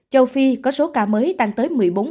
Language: Vietnamese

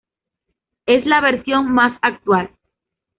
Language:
Spanish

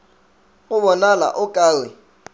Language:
Northern Sotho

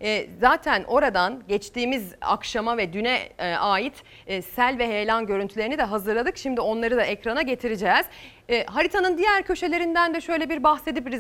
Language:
Turkish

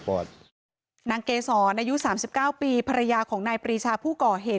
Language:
Thai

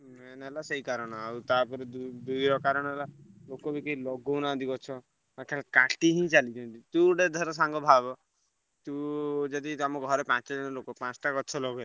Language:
Odia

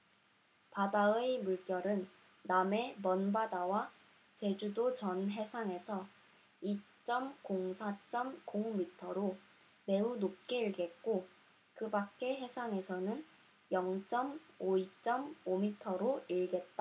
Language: Korean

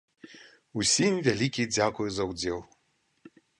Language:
Belarusian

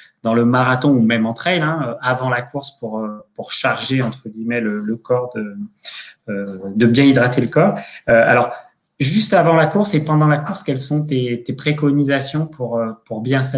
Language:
French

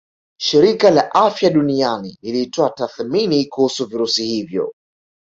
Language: Swahili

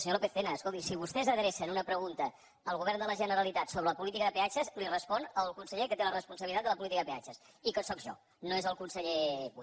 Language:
Catalan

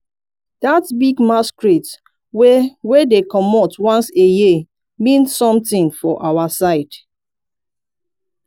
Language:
Nigerian Pidgin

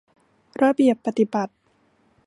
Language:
Thai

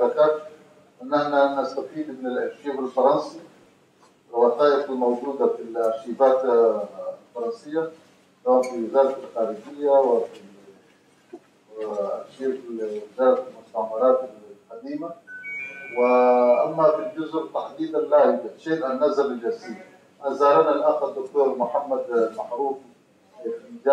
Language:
Arabic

